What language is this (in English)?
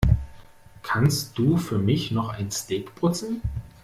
German